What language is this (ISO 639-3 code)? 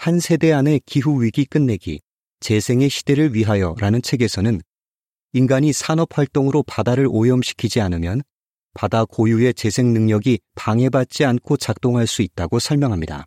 kor